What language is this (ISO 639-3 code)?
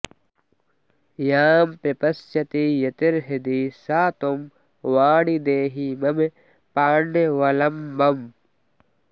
san